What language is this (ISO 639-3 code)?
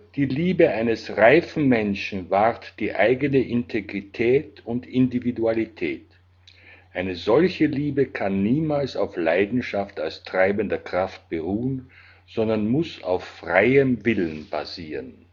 deu